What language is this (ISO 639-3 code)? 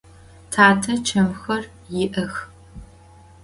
ady